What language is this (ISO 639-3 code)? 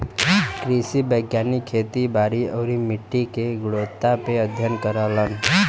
bho